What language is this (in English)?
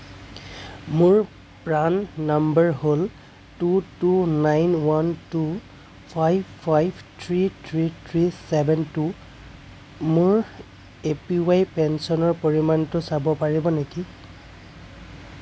Assamese